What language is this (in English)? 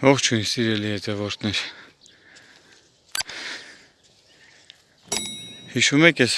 Turkish